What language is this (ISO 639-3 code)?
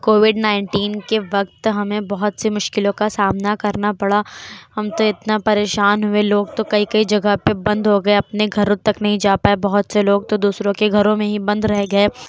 urd